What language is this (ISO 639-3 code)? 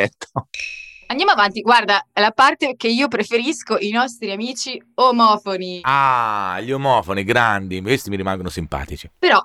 ita